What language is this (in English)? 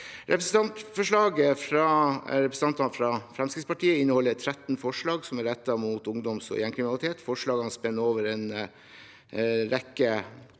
Norwegian